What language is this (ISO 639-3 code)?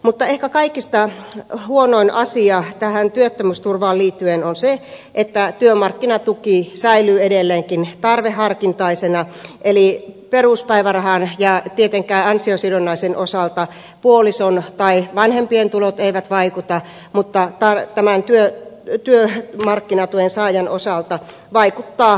fin